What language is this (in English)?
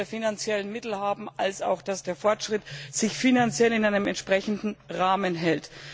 German